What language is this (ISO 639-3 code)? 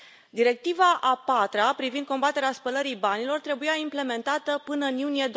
ron